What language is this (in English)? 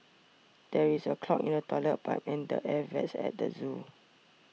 English